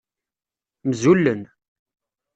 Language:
Kabyle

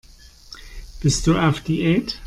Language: German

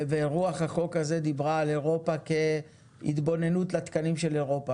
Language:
Hebrew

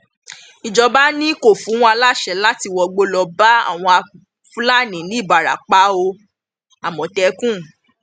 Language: Yoruba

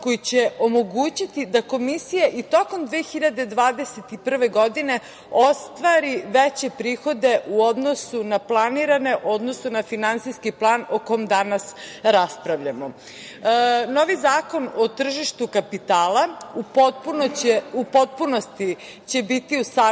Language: Serbian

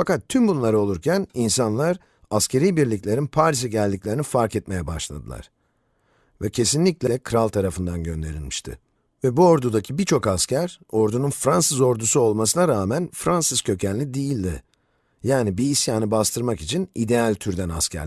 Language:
Turkish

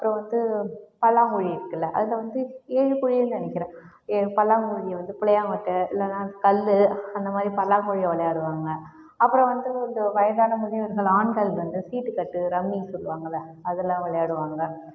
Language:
Tamil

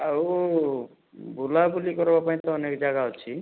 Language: Odia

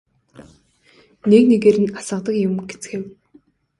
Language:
Mongolian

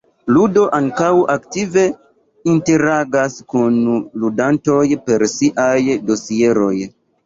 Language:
Esperanto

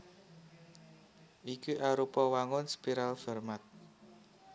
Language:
Javanese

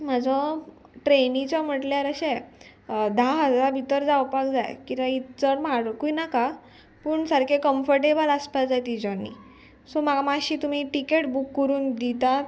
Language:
Konkani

